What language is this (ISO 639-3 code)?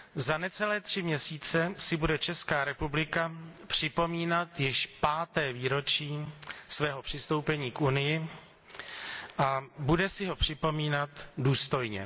ces